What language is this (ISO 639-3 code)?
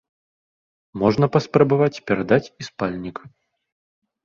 bel